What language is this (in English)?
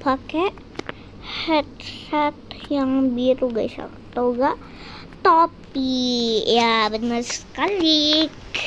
Indonesian